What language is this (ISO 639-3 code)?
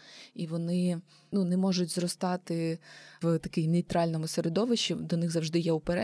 ukr